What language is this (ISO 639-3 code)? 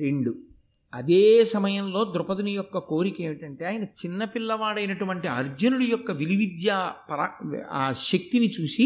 tel